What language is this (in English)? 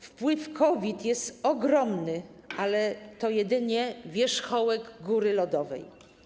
Polish